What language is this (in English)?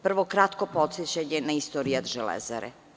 Serbian